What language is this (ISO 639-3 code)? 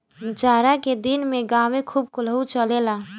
bho